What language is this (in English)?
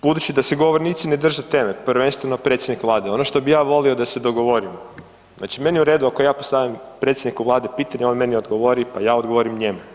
Croatian